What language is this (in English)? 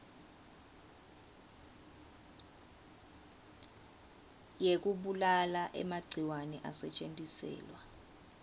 Swati